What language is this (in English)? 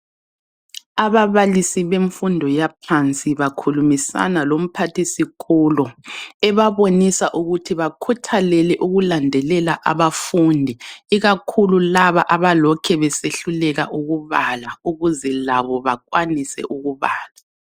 North Ndebele